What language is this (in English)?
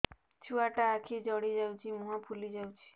Odia